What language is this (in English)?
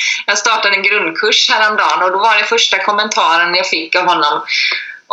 Swedish